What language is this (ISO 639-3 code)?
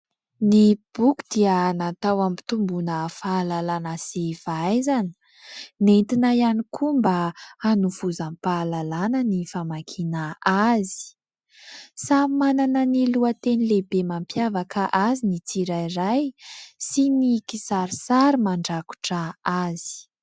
mlg